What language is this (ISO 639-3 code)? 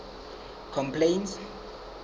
sot